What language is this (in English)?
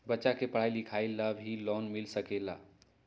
Magahi